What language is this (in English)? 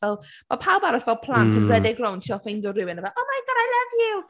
Welsh